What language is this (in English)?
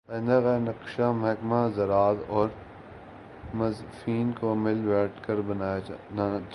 Urdu